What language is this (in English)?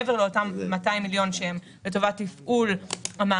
Hebrew